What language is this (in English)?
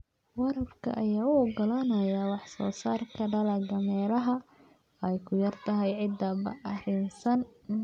Somali